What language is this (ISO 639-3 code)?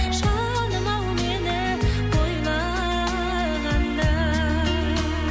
kaz